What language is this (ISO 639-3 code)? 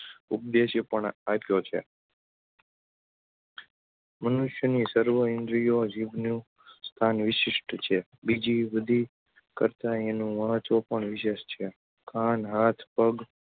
guj